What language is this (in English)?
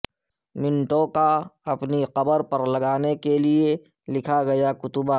Urdu